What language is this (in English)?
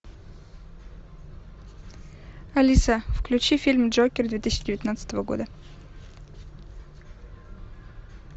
Russian